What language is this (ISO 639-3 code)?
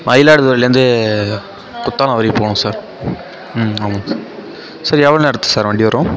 tam